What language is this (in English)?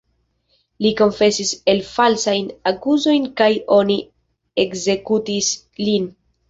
Esperanto